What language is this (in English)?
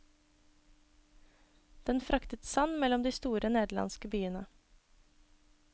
Norwegian